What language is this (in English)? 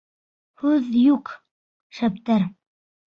Bashkir